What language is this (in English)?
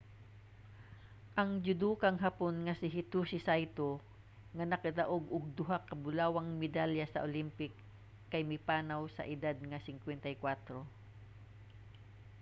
Cebuano